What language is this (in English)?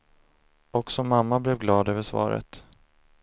Swedish